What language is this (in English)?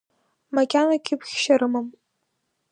Abkhazian